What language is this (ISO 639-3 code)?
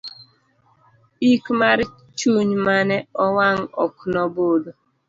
luo